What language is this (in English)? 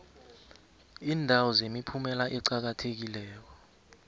South Ndebele